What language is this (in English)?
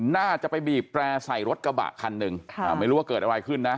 Thai